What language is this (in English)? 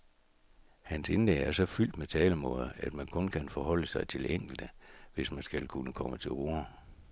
Danish